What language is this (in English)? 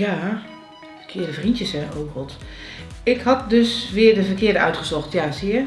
Dutch